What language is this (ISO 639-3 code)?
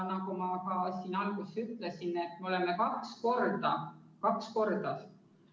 est